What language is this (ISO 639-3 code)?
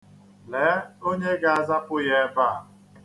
ibo